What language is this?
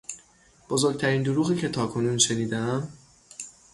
Persian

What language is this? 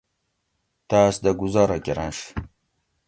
Gawri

